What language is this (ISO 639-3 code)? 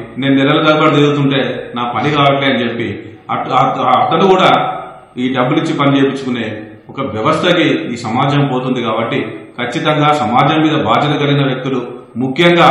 tel